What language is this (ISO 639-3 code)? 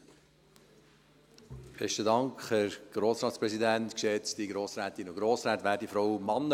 gsw